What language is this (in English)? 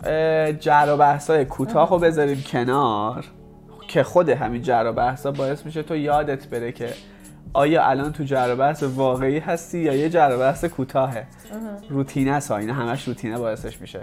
Persian